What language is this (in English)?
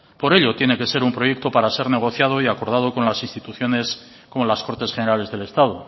Spanish